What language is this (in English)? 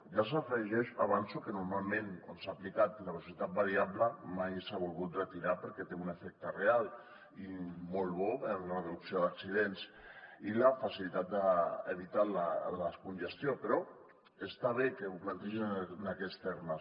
Catalan